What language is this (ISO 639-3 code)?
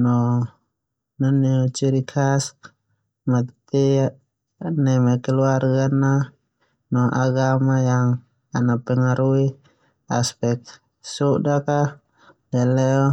twu